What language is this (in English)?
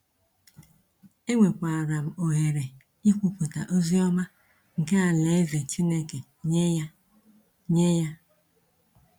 Igbo